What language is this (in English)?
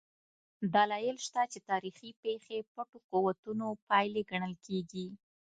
Pashto